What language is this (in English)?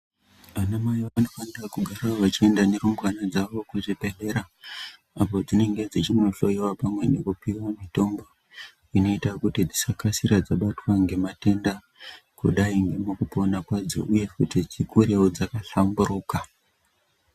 Ndau